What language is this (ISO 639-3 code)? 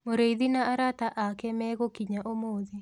kik